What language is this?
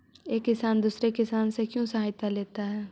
Magahi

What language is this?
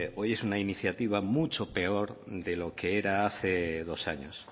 Spanish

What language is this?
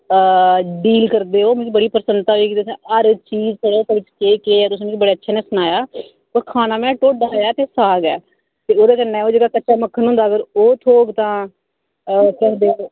Dogri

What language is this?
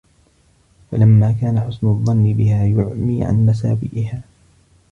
Arabic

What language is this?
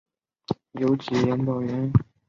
Chinese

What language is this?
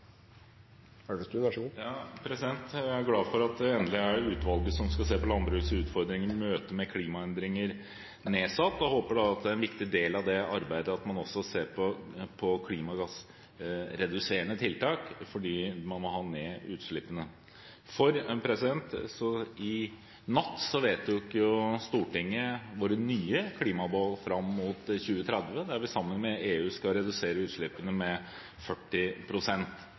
Norwegian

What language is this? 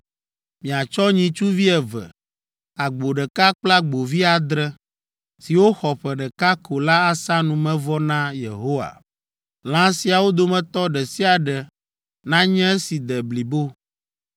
Ewe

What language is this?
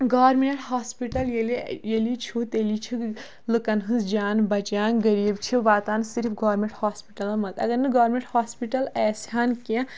Kashmiri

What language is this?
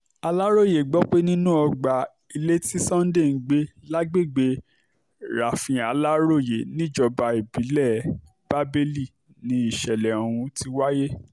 Yoruba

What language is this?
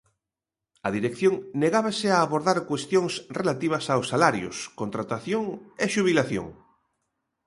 Galician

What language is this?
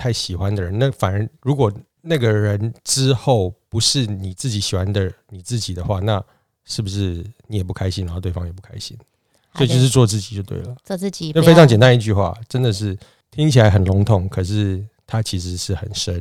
Chinese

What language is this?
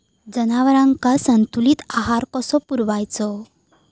Marathi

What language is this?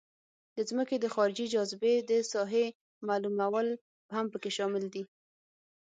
Pashto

